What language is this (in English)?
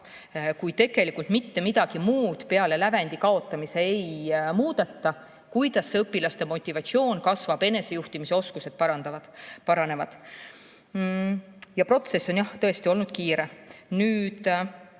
Estonian